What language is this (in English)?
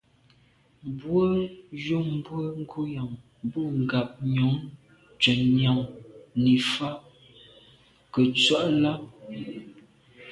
Medumba